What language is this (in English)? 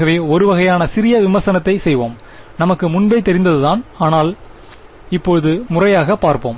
Tamil